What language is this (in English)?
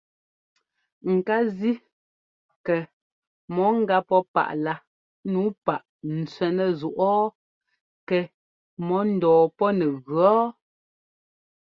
Ngomba